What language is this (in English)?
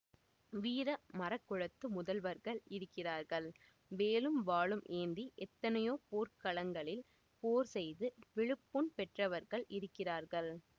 Tamil